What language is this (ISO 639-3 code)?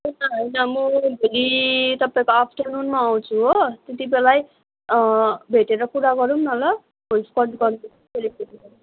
nep